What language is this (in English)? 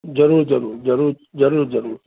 Sindhi